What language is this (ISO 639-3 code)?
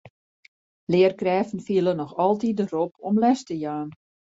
fry